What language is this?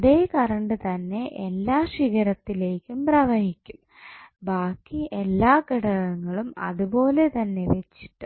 Malayalam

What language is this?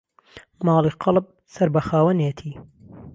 Central Kurdish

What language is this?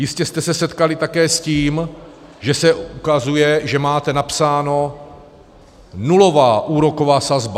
Czech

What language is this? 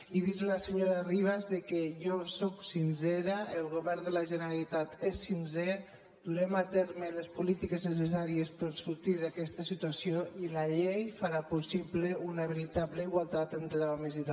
Catalan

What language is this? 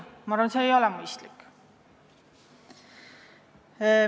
Estonian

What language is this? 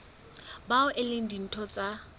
Southern Sotho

